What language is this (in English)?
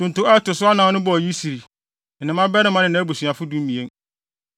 Akan